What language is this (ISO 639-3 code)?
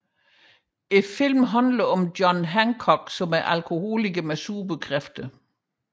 dan